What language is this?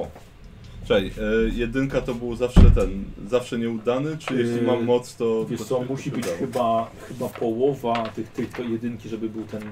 Polish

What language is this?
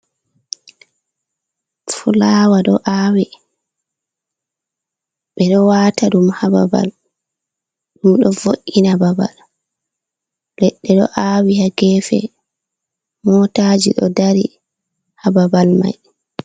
Fula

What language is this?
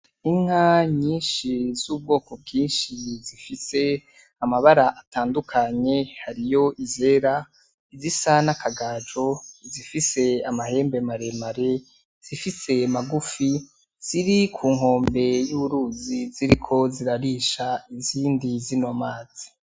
Rundi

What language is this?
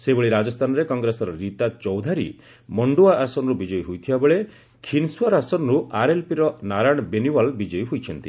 Odia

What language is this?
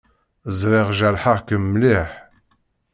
Kabyle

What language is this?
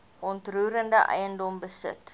Afrikaans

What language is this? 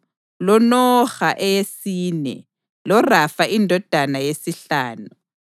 North Ndebele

